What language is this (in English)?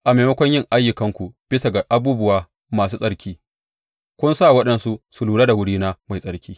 Hausa